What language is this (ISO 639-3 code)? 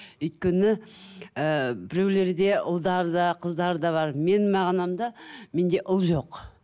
kaz